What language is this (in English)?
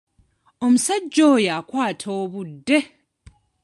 Ganda